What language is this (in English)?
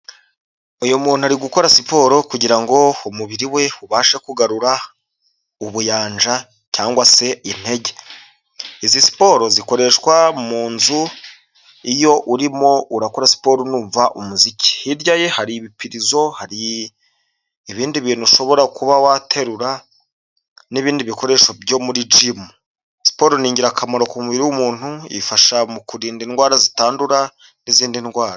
Kinyarwanda